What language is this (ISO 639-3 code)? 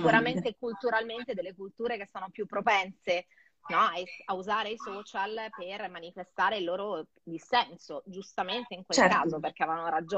ita